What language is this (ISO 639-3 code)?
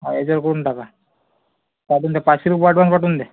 mar